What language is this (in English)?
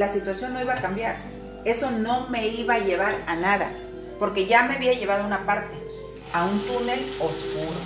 Spanish